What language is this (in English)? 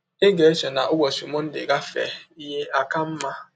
Igbo